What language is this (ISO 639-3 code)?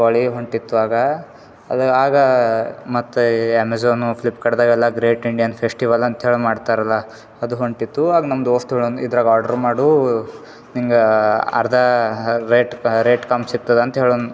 kan